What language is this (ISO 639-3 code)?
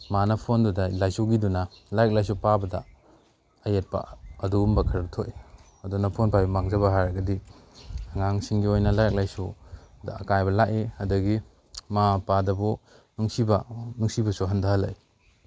mni